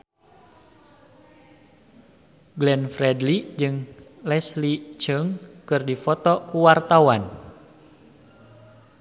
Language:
Sundanese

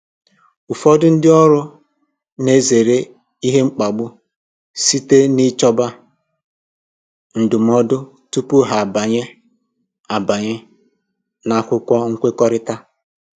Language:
Igbo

